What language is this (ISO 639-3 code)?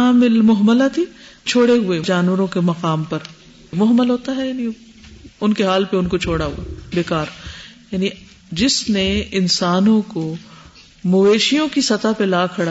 urd